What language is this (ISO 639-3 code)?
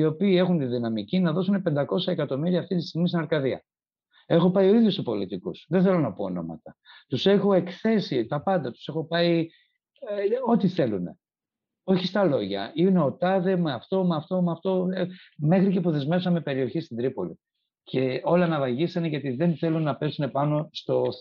ell